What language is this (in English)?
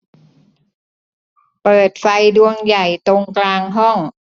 Thai